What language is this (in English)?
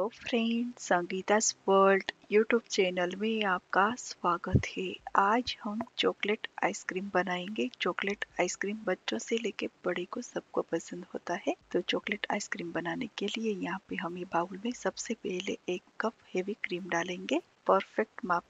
Hindi